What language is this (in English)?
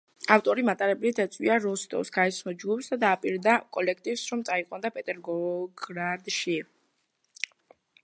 Georgian